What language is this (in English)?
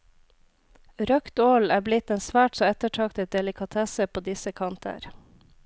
Norwegian